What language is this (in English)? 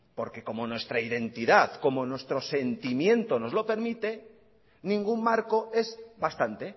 Spanish